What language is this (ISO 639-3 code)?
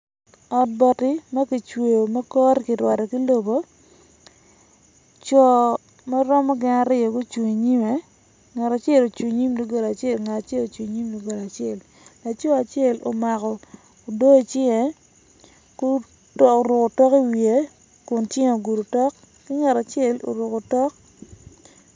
ach